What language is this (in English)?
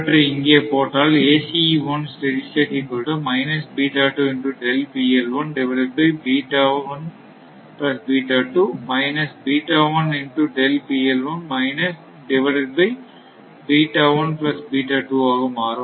Tamil